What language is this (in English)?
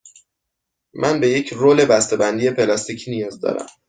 Persian